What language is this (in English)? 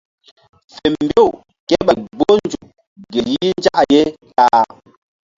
Mbum